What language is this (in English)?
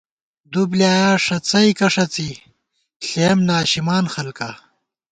Gawar-Bati